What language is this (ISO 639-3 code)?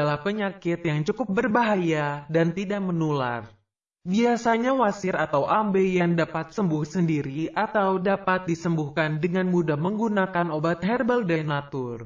ind